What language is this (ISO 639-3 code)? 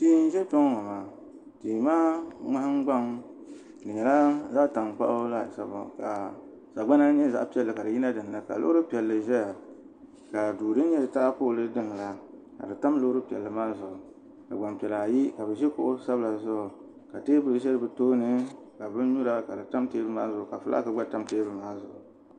dag